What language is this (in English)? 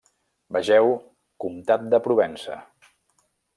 Catalan